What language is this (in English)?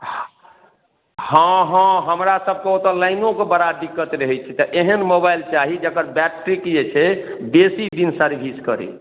Maithili